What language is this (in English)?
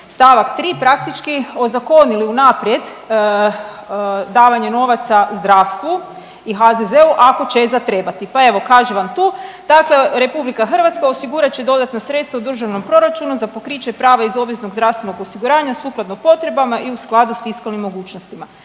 Croatian